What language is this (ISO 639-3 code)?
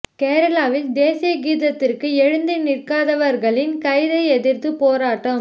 tam